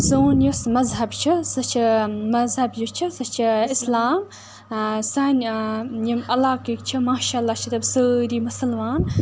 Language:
Kashmiri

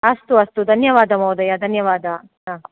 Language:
Sanskrit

